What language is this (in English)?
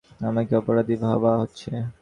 Bangla